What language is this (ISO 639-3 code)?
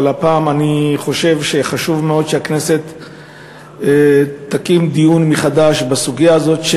heb